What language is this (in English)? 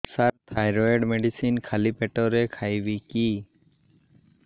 Odia